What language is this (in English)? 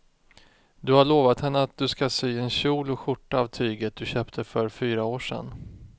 Swedish